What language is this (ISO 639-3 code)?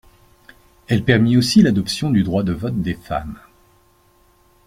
fra